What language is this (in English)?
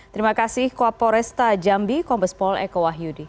Indonesian